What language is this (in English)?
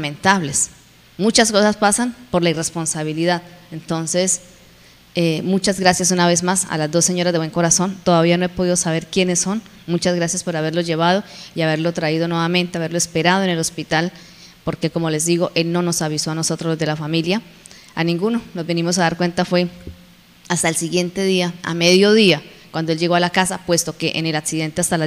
Spanish